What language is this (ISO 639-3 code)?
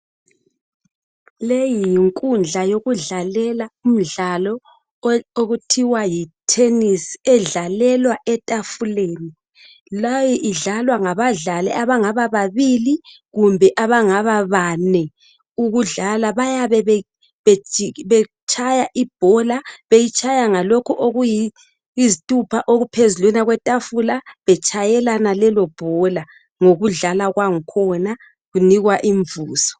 nde